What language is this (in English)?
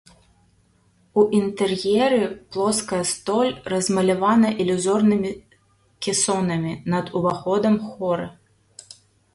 Belarusian